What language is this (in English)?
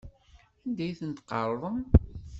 Kabyle